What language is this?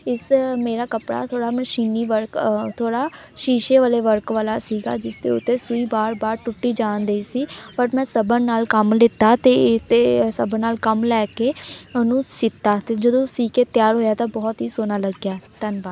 Punjabi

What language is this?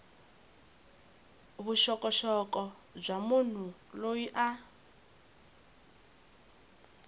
Tsonga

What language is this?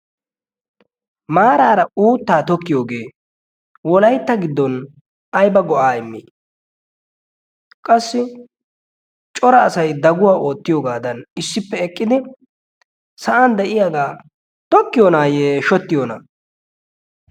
Wolaytta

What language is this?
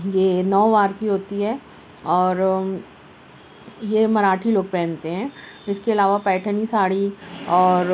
Urdu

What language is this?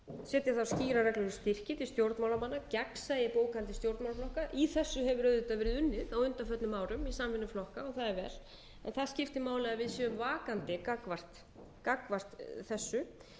Icelandic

